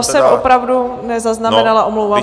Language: Czech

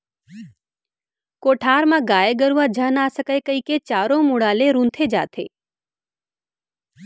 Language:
Chhattisgarhi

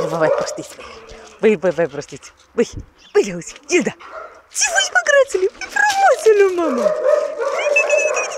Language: Romanian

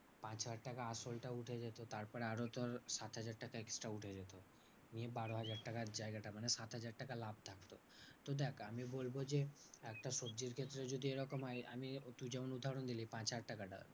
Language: Bangla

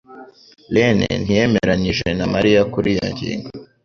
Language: Kinyarwanda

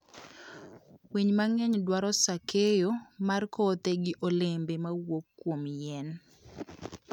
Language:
Luo (Kenya and Tanzania)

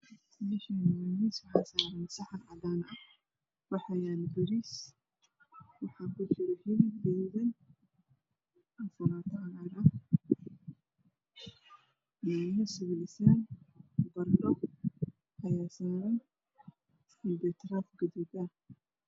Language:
Somali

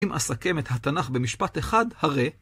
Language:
Hebrew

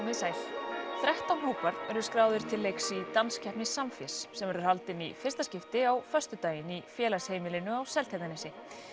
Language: Icelandic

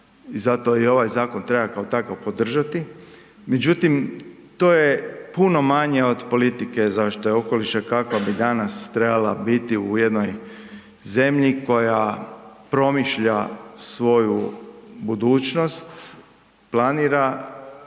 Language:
Croatian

